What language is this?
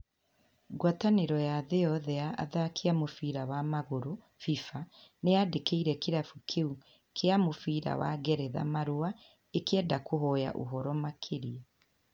Kikuyu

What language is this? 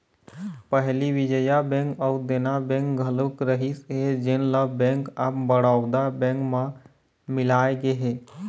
Chhattisgarhi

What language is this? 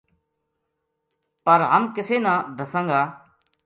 Gujari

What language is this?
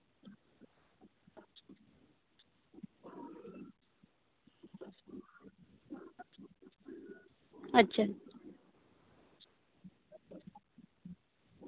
Santali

